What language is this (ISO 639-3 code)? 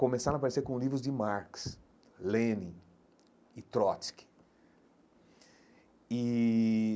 por